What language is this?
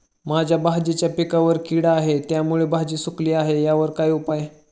Marathi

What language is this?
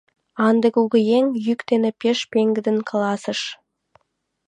Mari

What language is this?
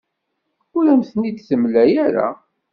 Kabyle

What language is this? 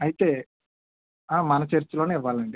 Telugu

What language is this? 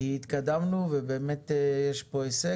Hebrew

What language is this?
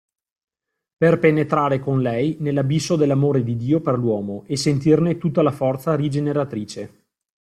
Italian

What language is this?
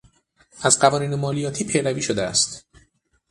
Persian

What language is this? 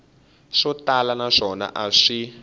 Tsonga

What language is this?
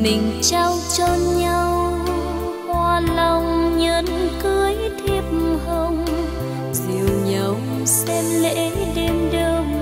Vietnamese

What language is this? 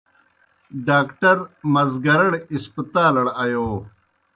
Kohistani Shina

